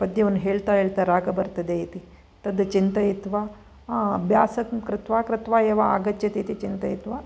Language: Sanskrit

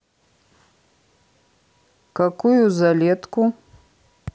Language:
Russian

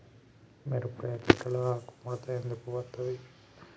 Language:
Telugu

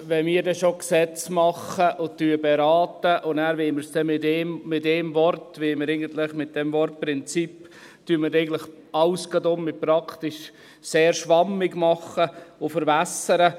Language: Swiss German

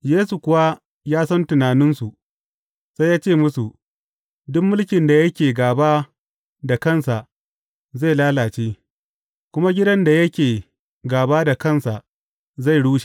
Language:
Hausa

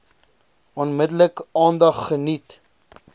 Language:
Afrikaans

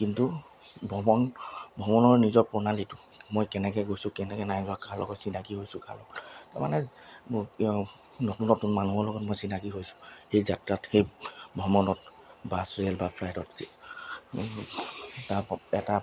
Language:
Assamese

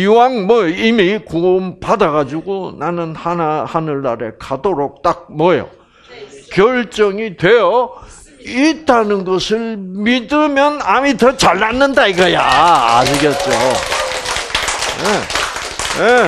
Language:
Korean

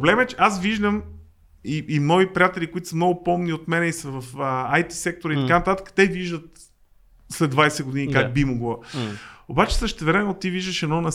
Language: Bulgarian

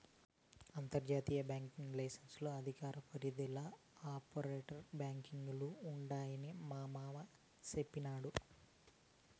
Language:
Telugu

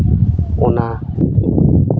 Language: Santali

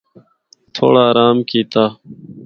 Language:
Northern Hindko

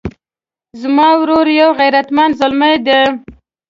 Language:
Pashto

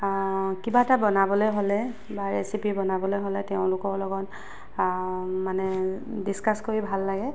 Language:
Assamese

